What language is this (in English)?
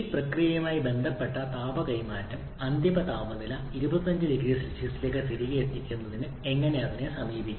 Malayalam